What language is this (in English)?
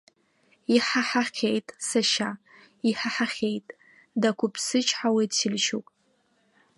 Abkhazian